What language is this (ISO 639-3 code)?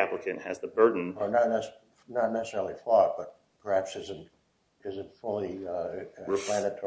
eng